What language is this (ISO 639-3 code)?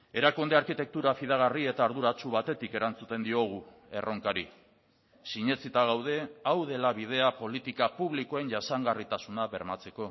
eus